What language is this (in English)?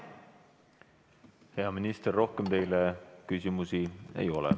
Estonian